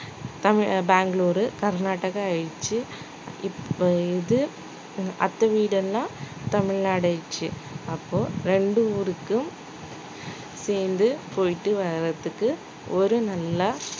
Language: Tamil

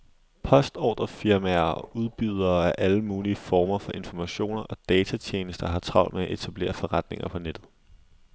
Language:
Danish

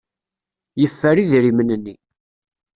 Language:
Kabyle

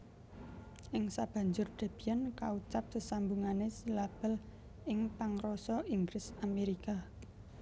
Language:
Javanese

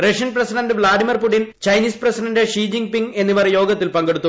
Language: Malayalam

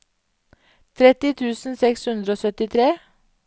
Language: Norwegian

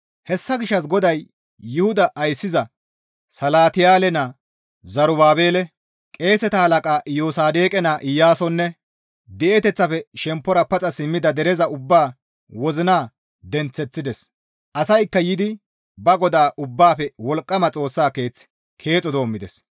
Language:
Gamo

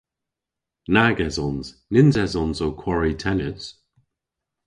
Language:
Cornish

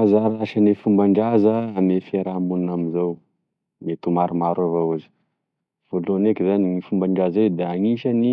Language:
Tesaka Malagasy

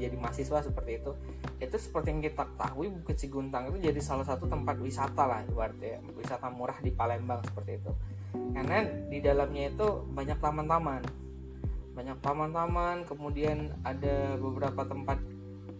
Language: Indonesian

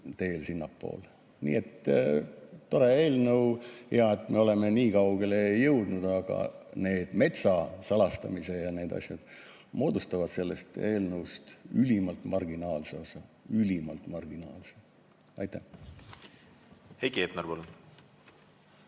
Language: Estonian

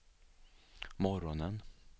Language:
Swedish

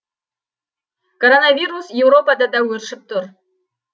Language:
Kazakh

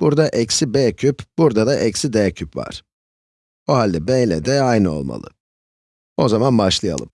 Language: Turkish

